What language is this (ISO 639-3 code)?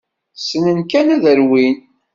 kab